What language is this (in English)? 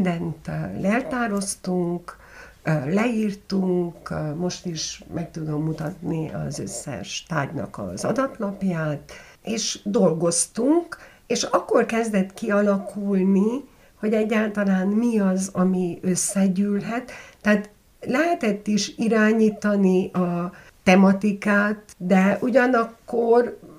Hungarian